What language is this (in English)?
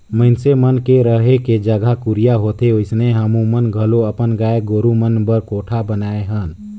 Chhattisgarhi